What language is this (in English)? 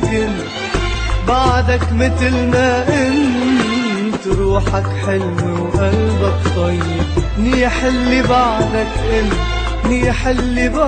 Arabic